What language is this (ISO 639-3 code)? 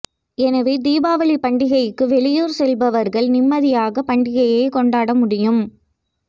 tam